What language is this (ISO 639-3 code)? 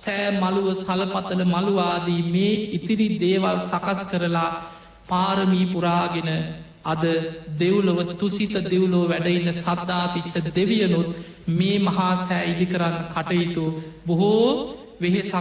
ind